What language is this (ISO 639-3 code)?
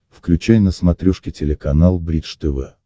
rus